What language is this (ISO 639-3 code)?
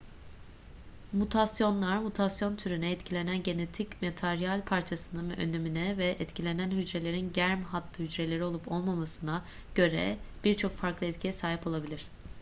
tur